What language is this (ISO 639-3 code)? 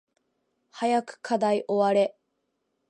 jpn